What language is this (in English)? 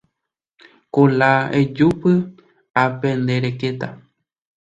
Guarani